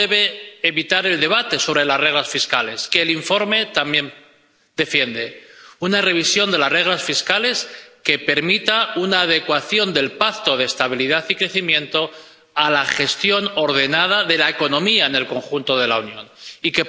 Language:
Spanish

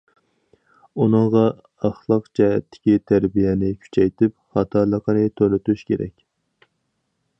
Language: Uyghur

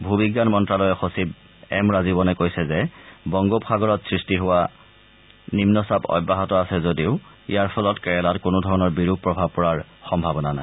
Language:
Assamese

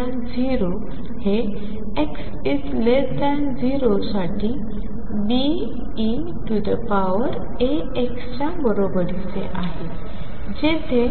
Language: Marathi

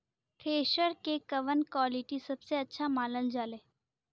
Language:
Bhojpuri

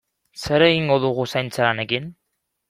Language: Basque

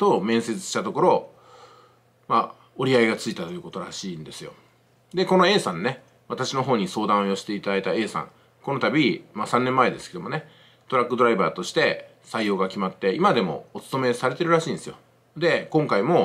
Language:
Japanese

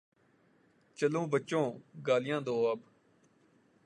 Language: Urdu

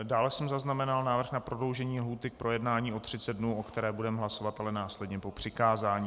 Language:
Czech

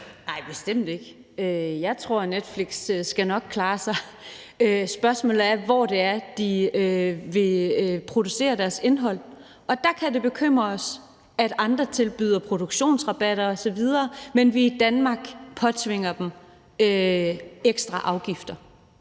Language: Danish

